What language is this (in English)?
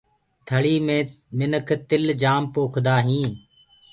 Gurgula